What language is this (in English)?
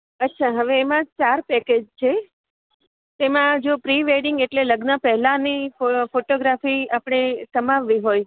Gujarati